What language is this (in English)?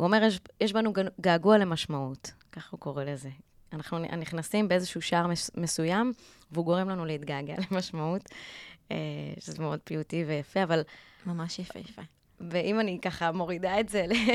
Hebrew